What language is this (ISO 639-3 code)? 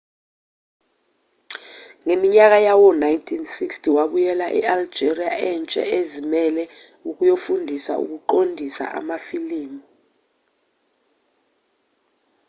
zul